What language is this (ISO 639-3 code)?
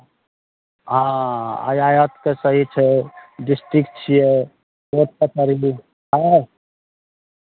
mai